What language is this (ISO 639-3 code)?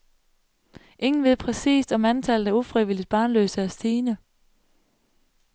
dan